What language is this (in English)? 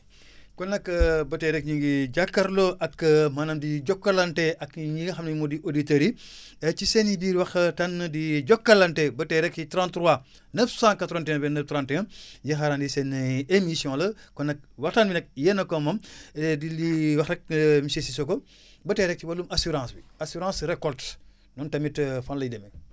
Wolof